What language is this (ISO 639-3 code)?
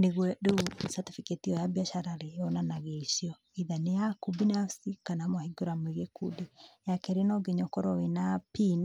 kik